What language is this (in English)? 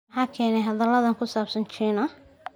Somali